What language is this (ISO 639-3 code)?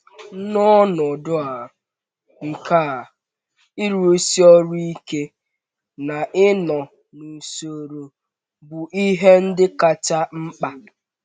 ibo